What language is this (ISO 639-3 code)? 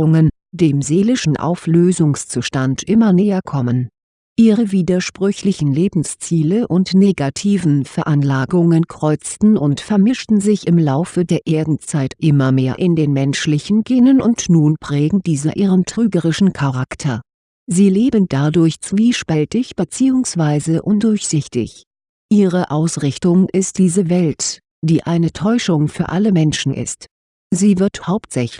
deu